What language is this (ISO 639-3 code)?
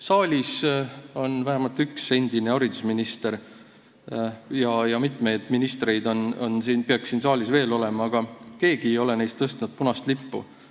est